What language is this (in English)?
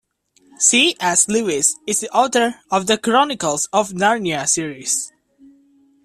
English